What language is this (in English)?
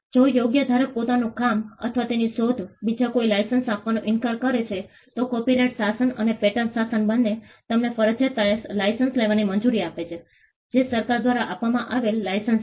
Gujarati